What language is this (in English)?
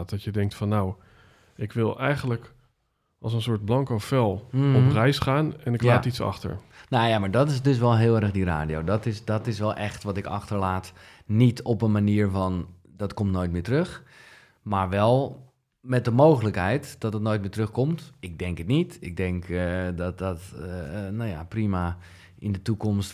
Dutch